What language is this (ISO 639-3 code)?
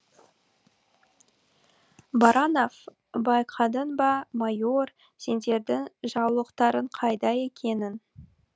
kaz